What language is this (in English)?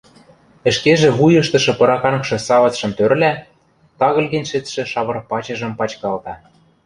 Western Mari